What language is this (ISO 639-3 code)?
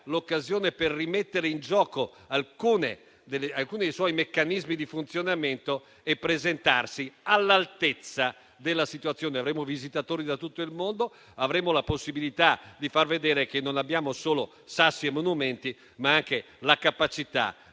ita